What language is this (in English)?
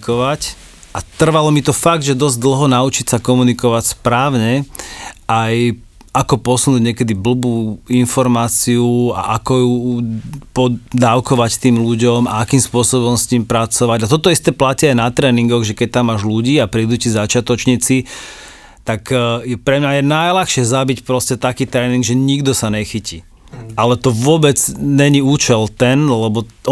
Slovak